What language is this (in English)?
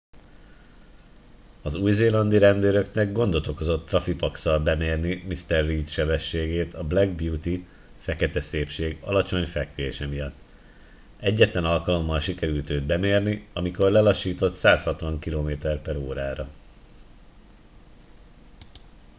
Hungarian